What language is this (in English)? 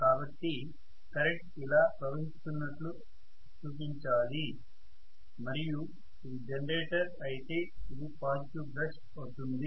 Telugu